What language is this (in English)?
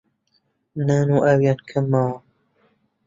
Central Kurdish